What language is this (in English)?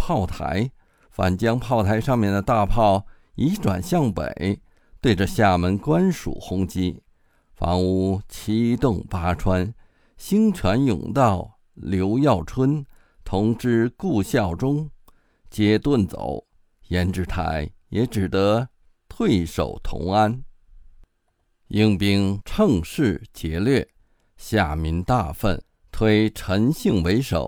Chinese